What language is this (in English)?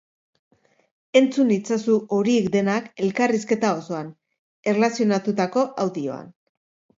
Basque